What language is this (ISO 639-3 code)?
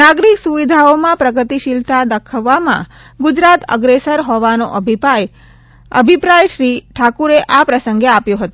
guj